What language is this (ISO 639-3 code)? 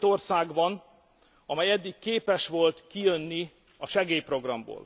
hun